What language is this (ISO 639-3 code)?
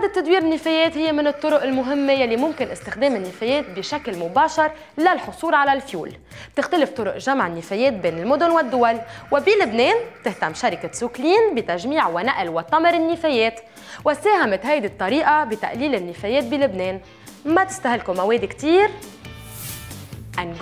ara